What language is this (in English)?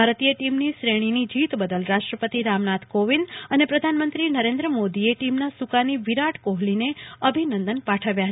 Gujarati